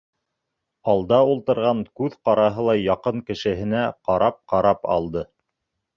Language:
Bashkir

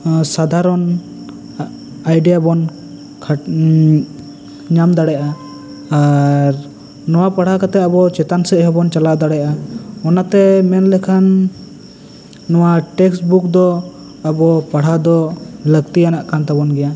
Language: Santali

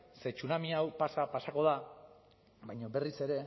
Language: Basque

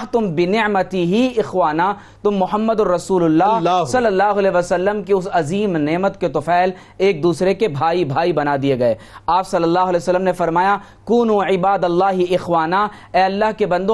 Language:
Urdu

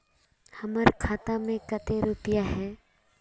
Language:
Magahi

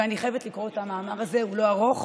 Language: Hebrew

